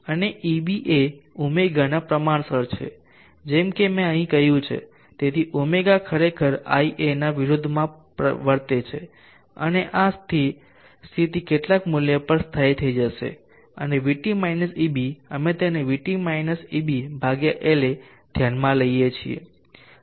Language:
Gujarati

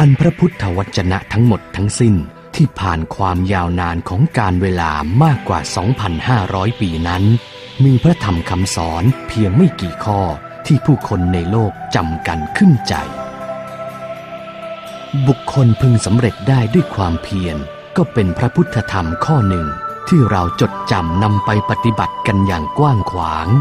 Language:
Thai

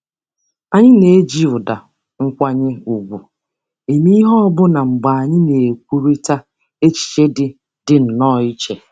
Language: Igbo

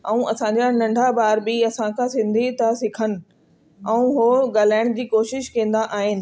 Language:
Sindhi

